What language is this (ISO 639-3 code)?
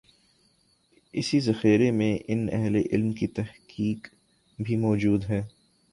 urd